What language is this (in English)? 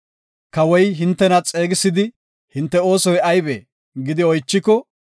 Gofa